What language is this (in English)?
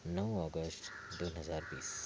Marathi